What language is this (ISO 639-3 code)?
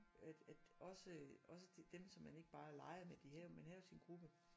dan